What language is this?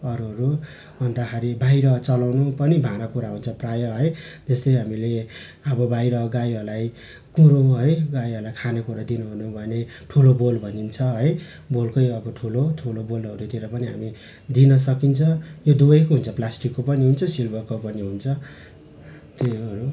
Nepali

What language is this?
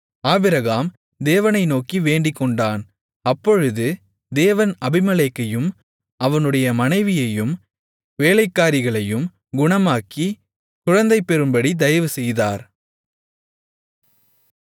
Tamil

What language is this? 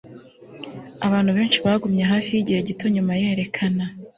Kinyarwanda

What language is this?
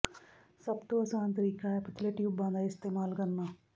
Punjabi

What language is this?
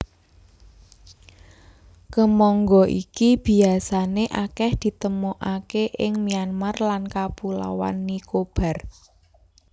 Javanese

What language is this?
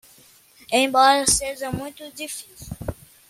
Portuguese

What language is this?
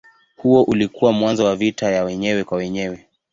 Swahili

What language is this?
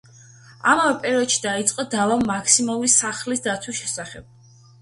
Georgian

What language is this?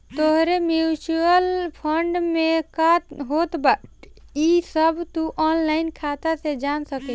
Bhojpuri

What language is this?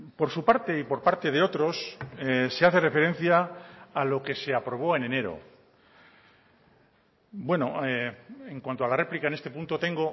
Spanish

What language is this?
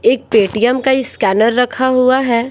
Hindi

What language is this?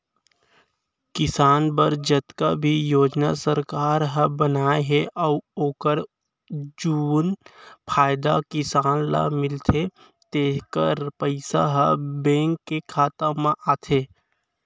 Chhattisgarhi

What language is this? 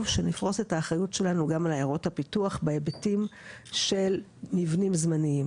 Hebrew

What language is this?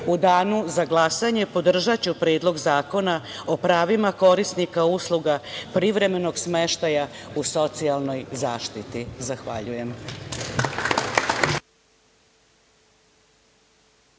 Serbian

